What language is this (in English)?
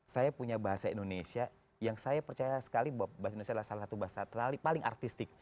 Indonesian